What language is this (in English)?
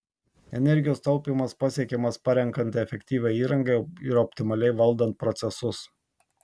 Lithuanian